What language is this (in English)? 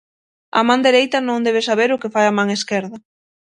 Galician